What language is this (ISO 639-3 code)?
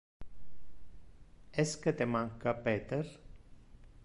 ina